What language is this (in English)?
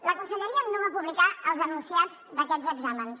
Catalan